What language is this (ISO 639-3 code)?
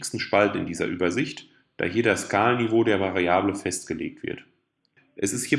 deu